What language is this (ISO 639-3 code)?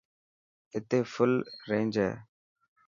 mki